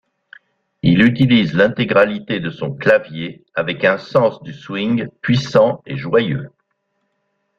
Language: French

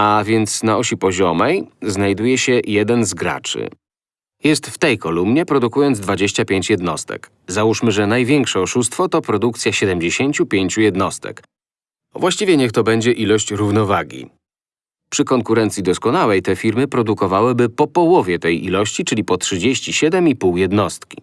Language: Polish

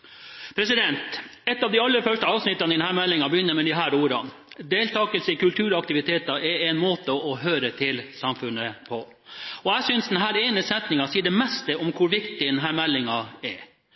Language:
Norwegian Bokmål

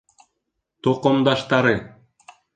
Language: Bashkir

